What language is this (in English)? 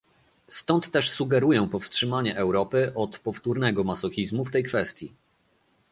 Polish